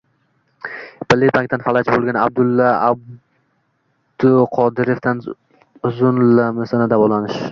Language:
Uzbek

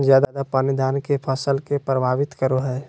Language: Magahi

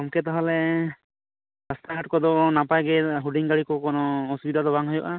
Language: Santali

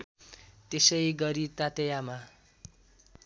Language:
Nepali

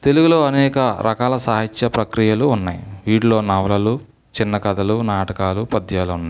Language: Telugu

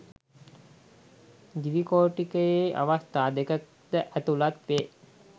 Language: Sinhala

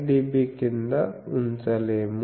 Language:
Telugu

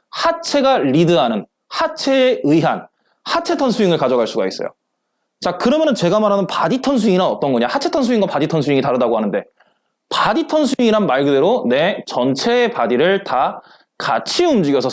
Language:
Korean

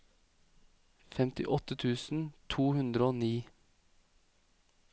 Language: Norwegian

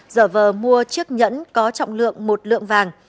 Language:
Vietnamese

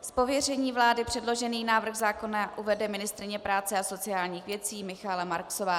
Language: Czech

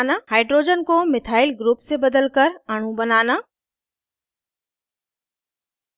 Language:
Hindi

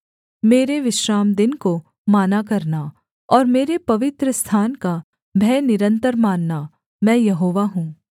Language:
Hindi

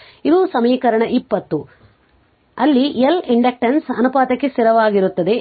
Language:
Kannada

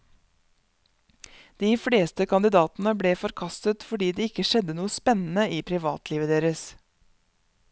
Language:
Norwegian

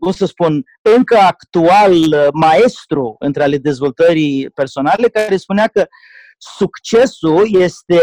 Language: Romanian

